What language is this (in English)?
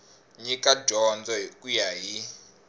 Tsonga